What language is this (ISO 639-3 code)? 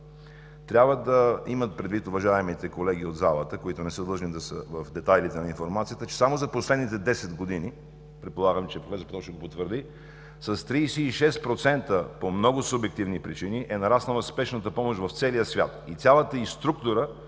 bul